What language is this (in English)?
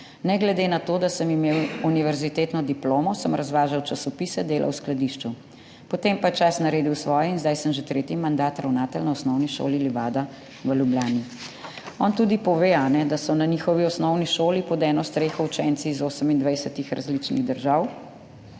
Slovenian